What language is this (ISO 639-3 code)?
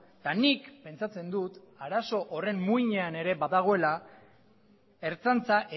eus